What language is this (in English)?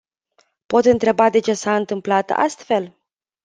Romanian